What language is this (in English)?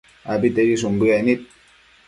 Matsés